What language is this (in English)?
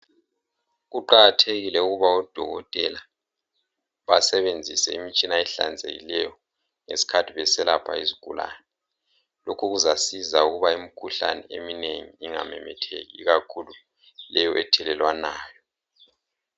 North Ndebele